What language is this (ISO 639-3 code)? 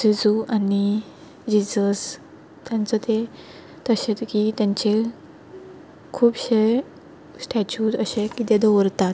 kok